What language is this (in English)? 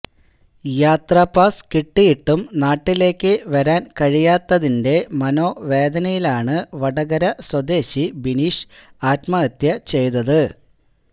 Malayalam